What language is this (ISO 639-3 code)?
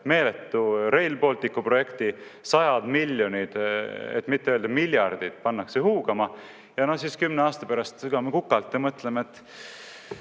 est